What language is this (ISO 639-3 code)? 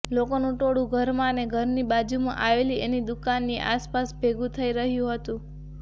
guj